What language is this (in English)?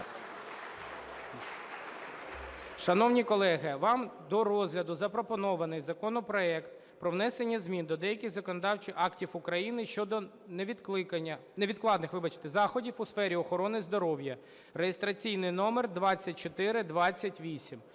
Ukrainian